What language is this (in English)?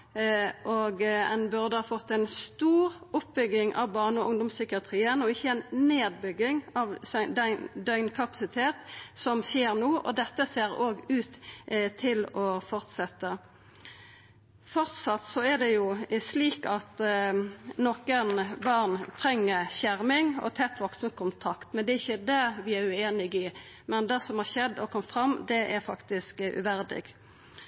Norwegian Nynorsk